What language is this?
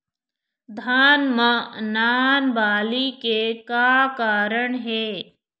Chhattisgarhi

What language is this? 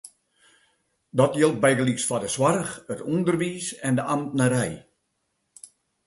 Western Frisian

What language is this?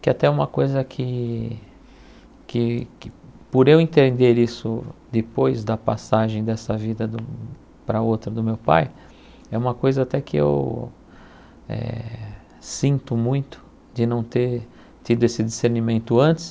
Portuguese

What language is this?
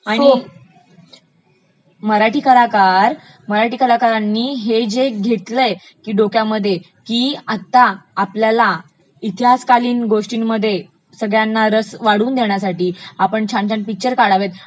Marathi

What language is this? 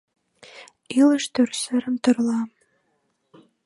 Mari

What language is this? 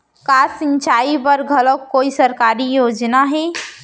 Chhattisgarhi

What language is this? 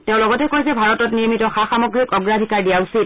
Assamese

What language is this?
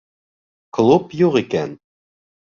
Bashkir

